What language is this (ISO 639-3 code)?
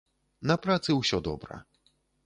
bel